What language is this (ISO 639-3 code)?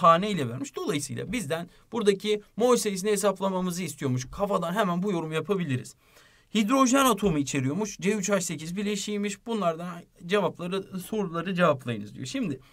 tur